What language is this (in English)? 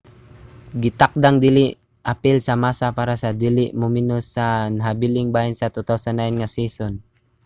Cebuano